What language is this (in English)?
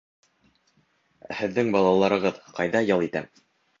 Bashkir